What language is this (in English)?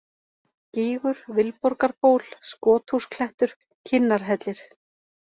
Icelandic